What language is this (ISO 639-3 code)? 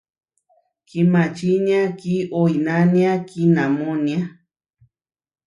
var